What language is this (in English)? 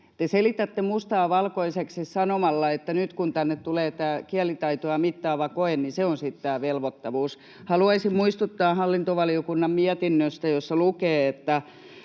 Finnish